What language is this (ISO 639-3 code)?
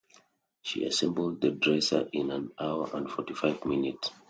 eng